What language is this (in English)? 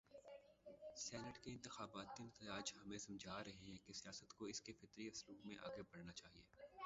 Urdu